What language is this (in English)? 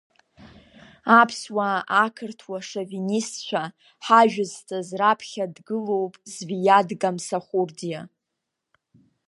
Abkhazian